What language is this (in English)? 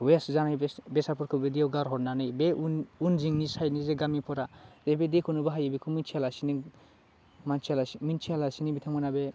Bodo